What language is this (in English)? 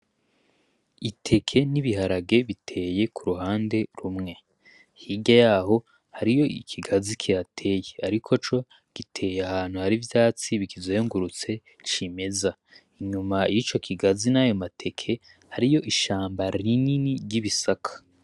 Rundi